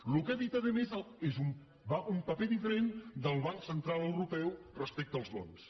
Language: Catalan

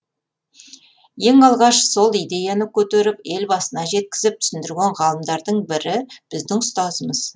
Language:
Kazakh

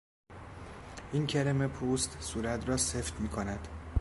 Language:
Persian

